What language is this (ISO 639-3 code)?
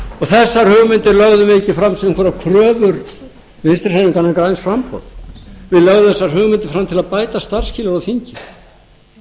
isl